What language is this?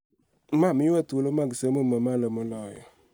Luo (Kenya and Tanzania)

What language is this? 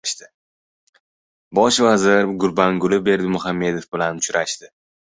Uzbek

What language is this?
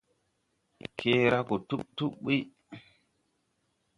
Tupuri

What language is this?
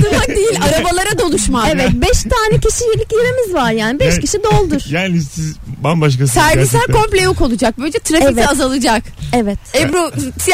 Turkish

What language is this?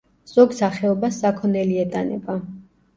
Georgian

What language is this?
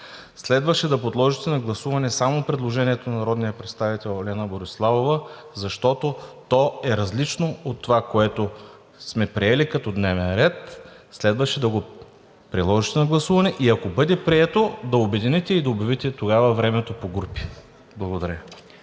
Bulgarian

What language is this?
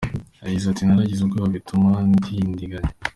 Kinyarwanda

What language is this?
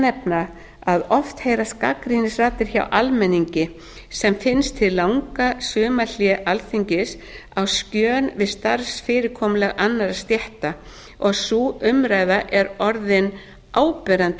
Icelandic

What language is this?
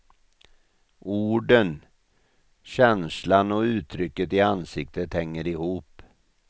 Swedish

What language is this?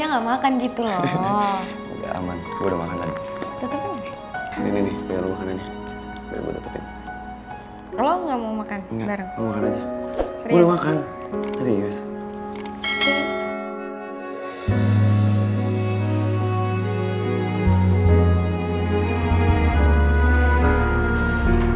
Indonesian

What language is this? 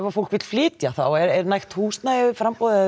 Icelandic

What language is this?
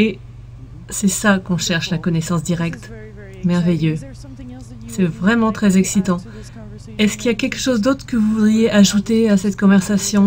French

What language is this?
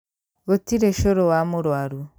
Kikuyu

